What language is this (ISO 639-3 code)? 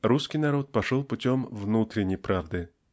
rus